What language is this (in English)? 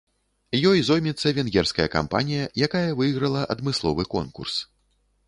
Belarusian